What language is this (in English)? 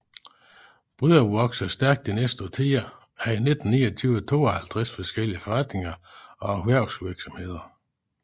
Danish